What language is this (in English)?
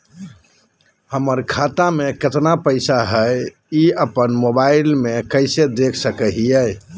Magahi